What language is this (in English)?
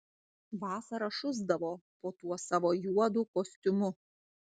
Lithuanian